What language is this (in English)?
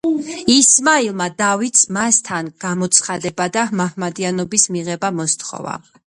Georgian